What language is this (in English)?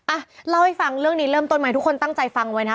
Thai